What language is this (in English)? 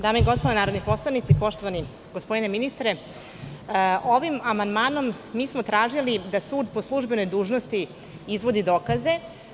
Serbian